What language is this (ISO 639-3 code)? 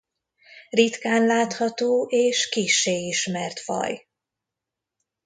hun